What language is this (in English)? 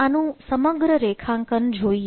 Gujarati